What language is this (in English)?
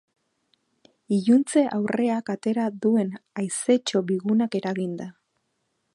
Basque